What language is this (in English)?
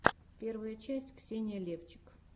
Russian